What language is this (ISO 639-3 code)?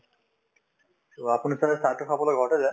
asm